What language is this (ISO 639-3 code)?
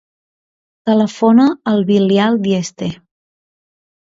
cat